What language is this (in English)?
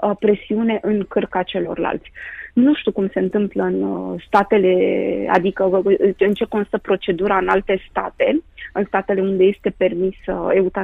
Romanian